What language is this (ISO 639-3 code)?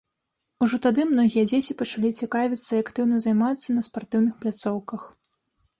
bel